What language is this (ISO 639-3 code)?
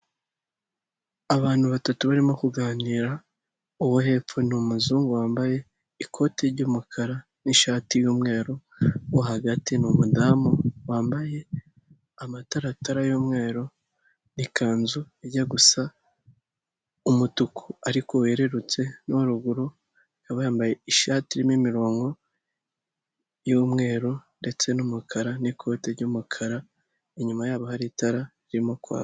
kin